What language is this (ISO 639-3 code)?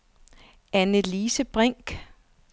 dan